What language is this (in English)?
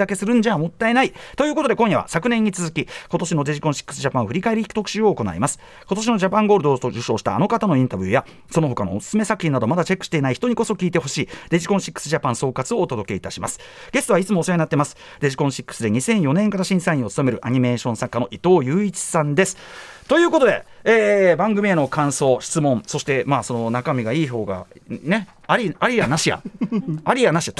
Japanese